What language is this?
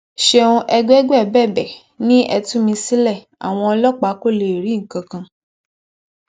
Yoruba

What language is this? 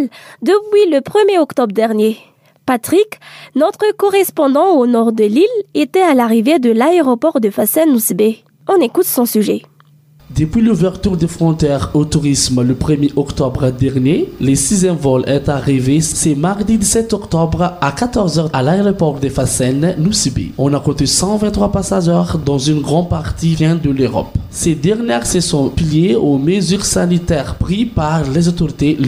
French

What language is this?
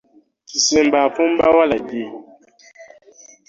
Ganda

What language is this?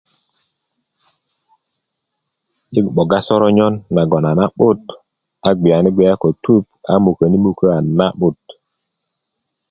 Kuku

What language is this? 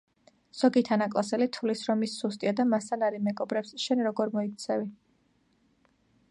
Georgian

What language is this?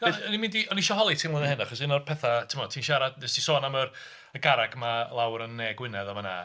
Welsh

